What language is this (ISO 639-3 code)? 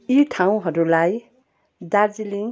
nep